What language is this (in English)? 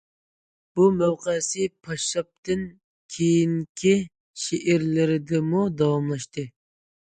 Uyghur